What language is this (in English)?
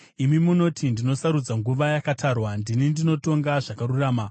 Shona